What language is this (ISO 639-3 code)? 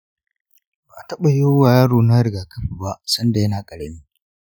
hau